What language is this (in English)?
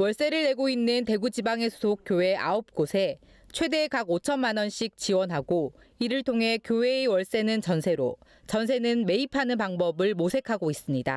Korean